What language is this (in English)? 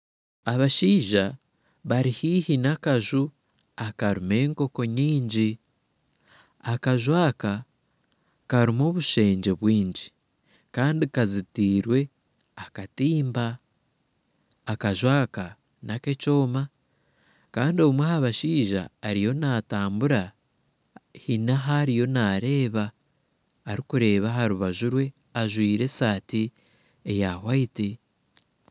Nyankole